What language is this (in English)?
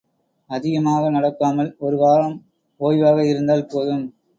Tamil